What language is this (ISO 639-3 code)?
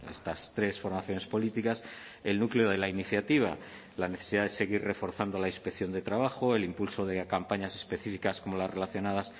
spa